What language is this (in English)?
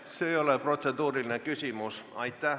Estonian